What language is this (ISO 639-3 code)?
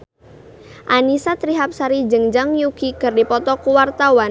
sun